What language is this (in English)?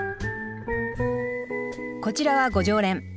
Japanese